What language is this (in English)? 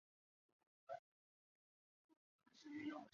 Chinese